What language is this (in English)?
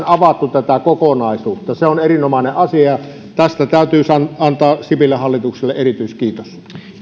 Finnish